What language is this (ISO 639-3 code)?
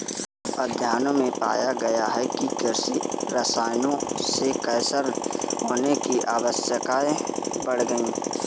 hin